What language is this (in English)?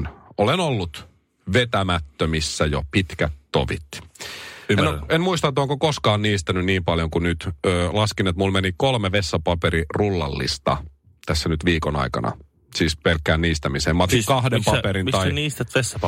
Finnish